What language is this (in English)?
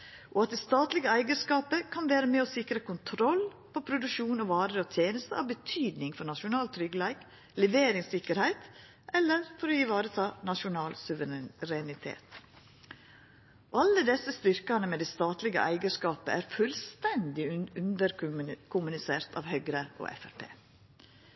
Norwegian Nynorsk